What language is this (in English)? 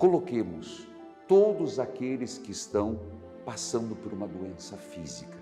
Portuguese